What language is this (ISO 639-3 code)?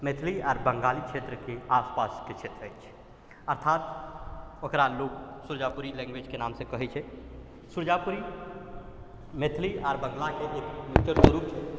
mai